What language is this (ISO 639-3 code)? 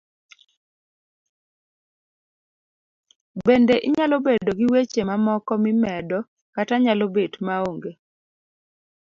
luo